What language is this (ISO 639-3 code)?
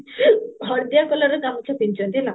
ori